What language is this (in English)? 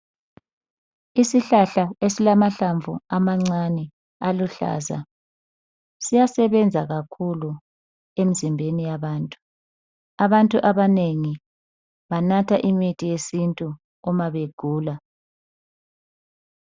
North Ndebele